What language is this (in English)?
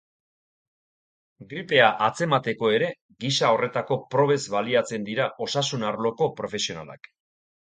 Basque